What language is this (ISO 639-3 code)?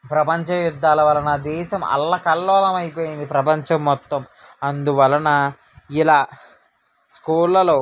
tel